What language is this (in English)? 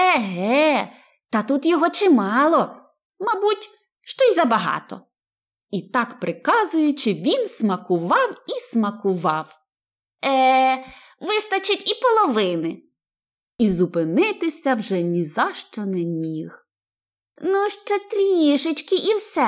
Ukrainian